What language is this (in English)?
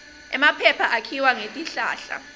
Swati